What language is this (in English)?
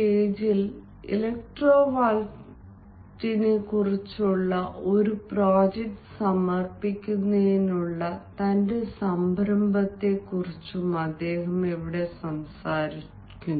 Malayalam